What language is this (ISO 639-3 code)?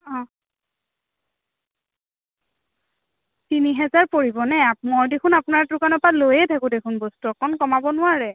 asm